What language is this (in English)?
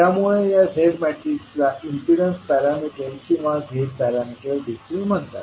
Marathi